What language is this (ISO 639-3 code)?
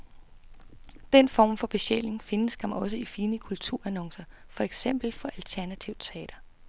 dan